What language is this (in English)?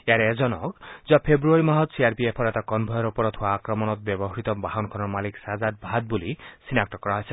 Assamese